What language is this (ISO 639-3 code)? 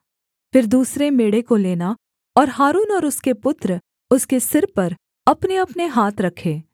hin